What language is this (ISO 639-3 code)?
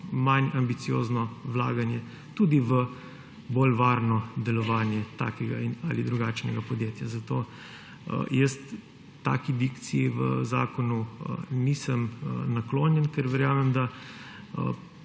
slv